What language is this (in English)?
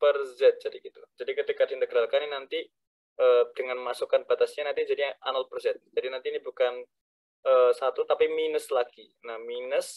Indonesian